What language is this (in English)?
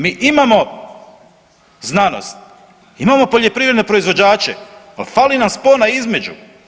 Croatian